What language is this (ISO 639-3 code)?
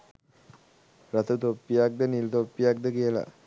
sin